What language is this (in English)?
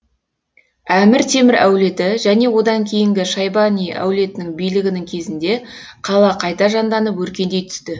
Kazakh